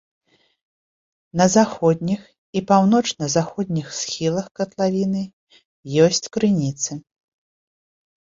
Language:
Belarusian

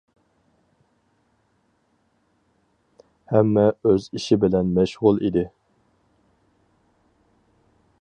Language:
Uyghur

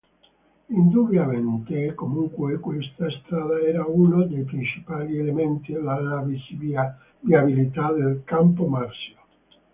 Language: Italian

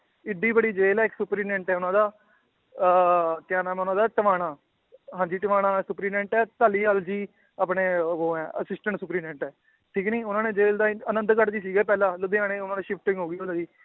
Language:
Punjabi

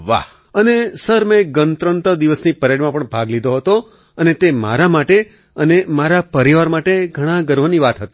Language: Gujarati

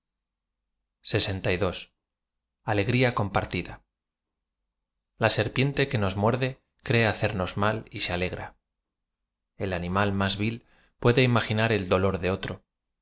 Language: Spanish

